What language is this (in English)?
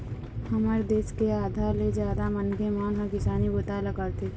Chhattisgarhi